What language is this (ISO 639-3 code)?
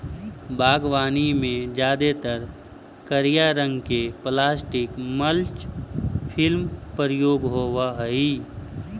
mag